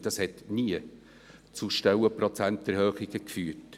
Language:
Swiss German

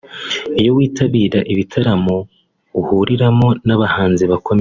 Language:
Kinyarwanda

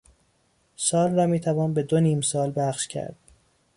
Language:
Persian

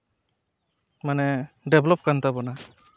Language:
Santali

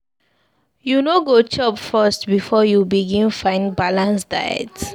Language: Nigerian Pidgin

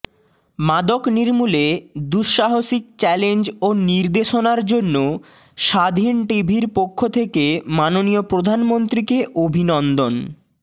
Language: Bangla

